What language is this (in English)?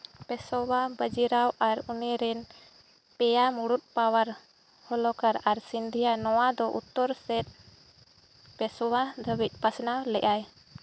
Santali